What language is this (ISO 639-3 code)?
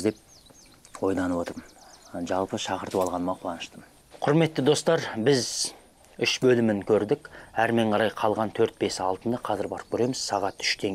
tur